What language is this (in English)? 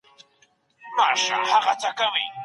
Pashto